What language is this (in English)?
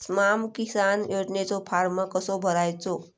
Marathi